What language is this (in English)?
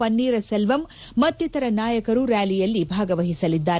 Kannada